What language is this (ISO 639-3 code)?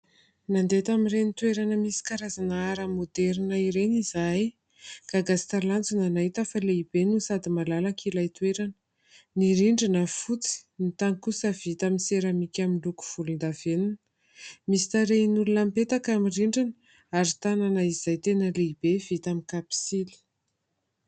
mlg